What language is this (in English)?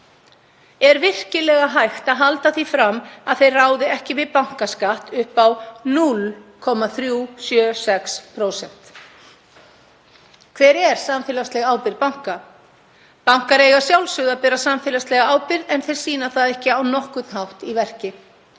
Icelandic